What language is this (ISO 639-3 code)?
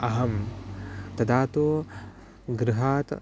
san